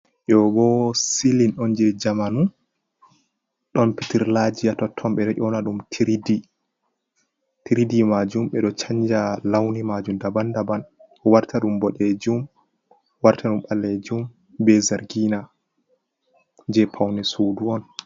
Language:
Fula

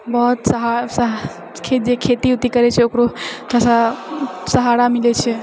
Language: Maithili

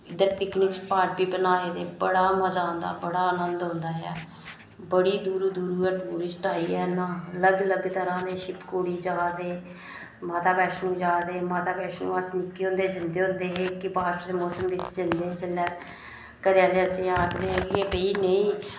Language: Dogri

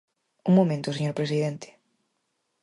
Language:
Galician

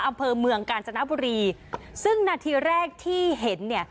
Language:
Thai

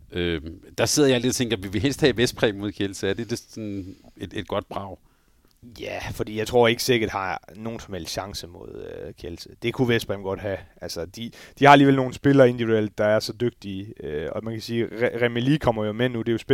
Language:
Danish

